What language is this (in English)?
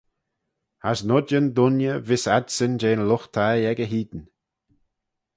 Manx